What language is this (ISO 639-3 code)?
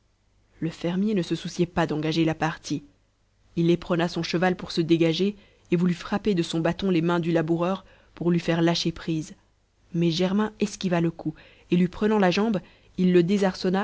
fra